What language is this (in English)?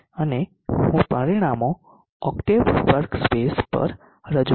Gujarati